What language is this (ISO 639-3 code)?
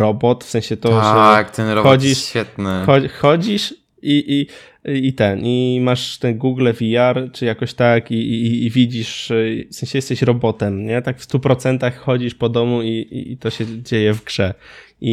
pol